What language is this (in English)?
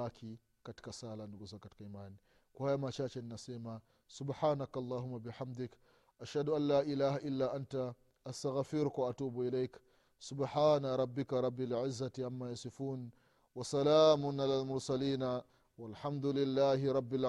Swahili